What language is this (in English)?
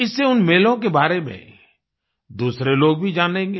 Hindi